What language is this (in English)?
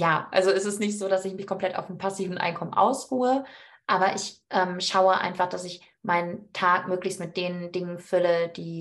German